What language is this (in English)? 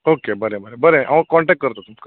Konkani